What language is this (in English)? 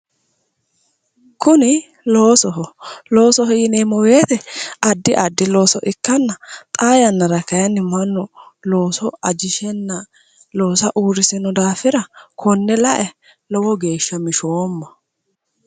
Sidamo